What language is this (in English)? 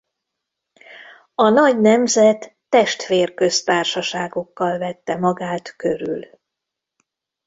Hungarian